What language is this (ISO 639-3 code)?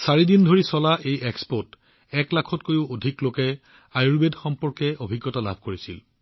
asm